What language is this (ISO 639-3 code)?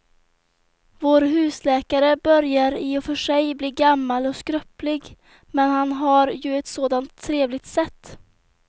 swe